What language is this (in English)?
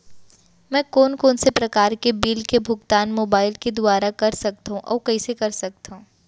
Chhattisgarhi